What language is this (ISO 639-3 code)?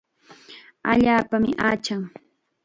qxa